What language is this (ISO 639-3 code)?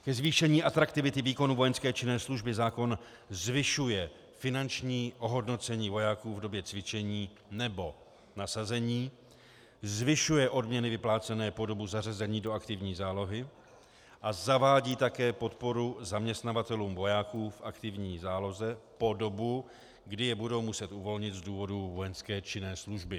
ces